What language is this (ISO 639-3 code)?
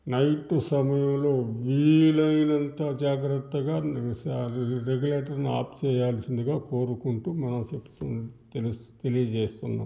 tel